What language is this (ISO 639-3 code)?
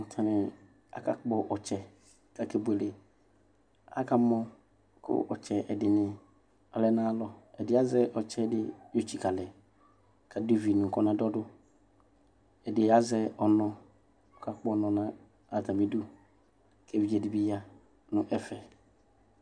kpo